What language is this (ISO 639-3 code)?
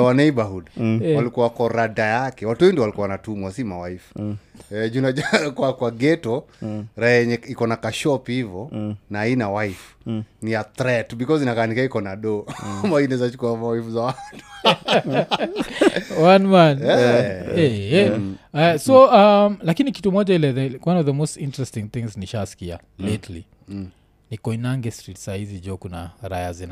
swa